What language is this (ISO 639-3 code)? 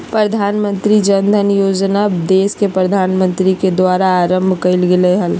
mag